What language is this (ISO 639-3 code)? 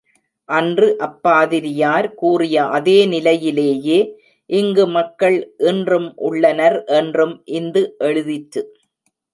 tam